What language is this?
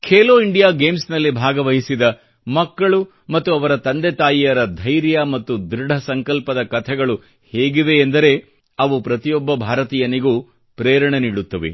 Kannada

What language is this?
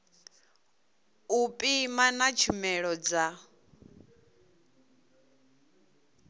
Venda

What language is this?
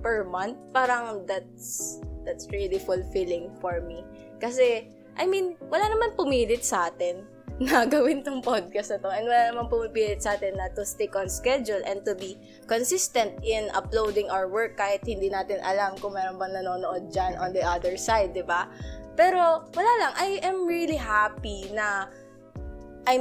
Filipino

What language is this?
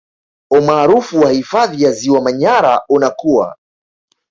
Swahili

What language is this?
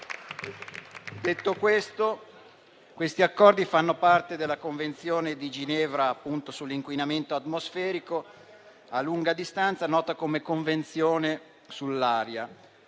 Italian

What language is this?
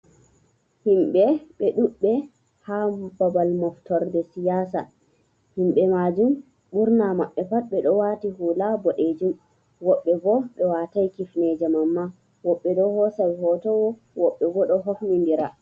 Fula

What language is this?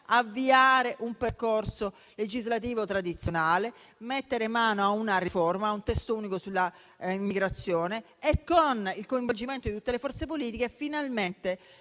Italian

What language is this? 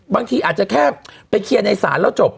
Thai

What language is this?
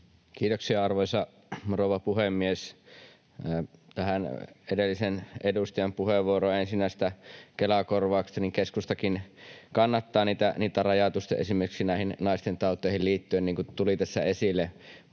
Finnish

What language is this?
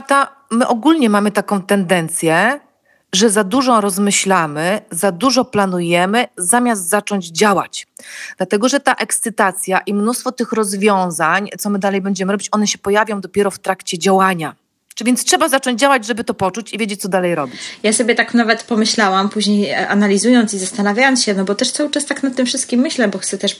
Polish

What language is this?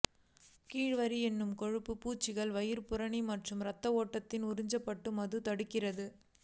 Tamil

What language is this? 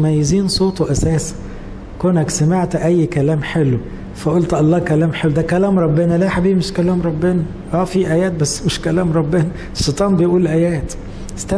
Arabic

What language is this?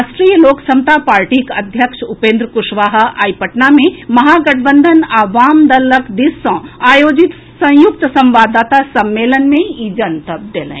Maithili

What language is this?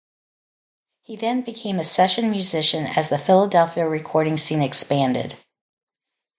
English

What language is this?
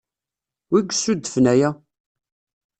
Kabyle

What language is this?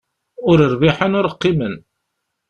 Kabyle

